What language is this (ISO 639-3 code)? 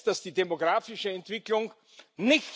eng